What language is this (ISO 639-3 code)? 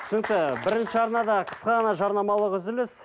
kaz